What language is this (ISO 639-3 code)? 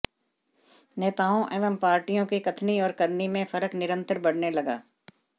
hin